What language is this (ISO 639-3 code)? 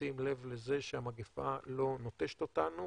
heb